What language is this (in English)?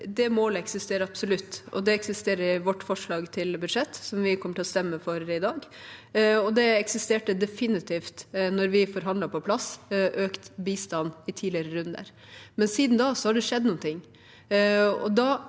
Norwegian